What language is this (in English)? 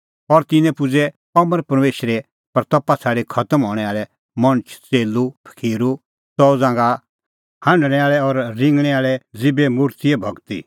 Kullu Pahari